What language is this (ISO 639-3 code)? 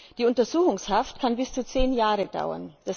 deu